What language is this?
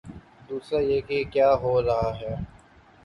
Urdu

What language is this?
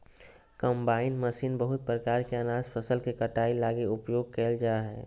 Magahi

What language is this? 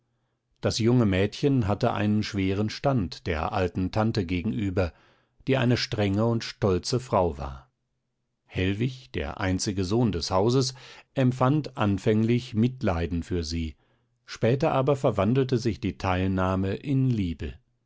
German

